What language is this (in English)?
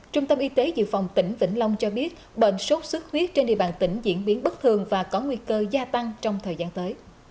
Vietnamese